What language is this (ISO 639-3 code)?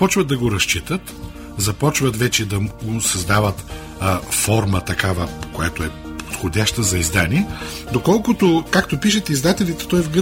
bul